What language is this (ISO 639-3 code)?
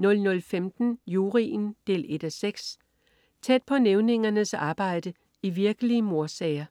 dan